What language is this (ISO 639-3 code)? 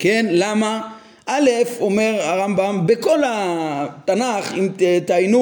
heb